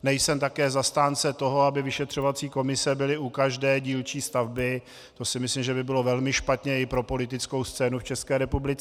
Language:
Czech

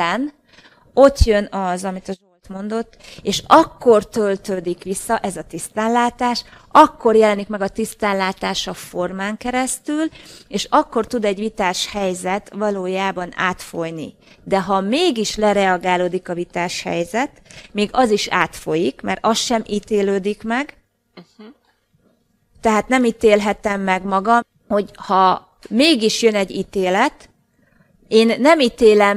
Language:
Hungarian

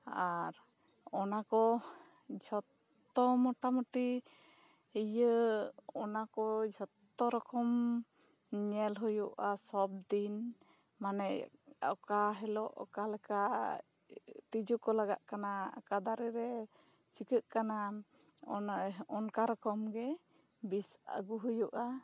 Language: Santali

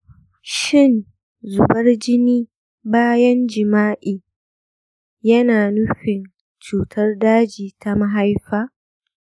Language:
Hausa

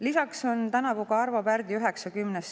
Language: Estonian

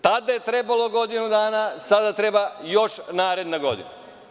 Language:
Serbian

